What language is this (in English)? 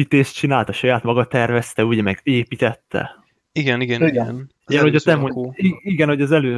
Hungarian